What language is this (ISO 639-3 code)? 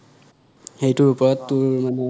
asm